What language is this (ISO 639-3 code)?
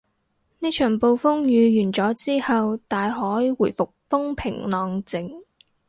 yue